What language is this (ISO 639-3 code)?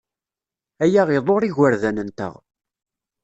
kab